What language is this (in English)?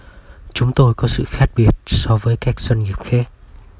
Vietnamese